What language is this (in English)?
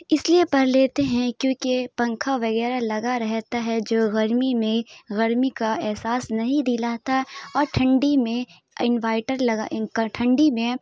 Urdu